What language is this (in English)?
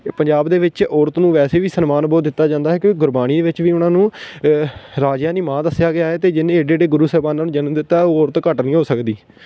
Punjabi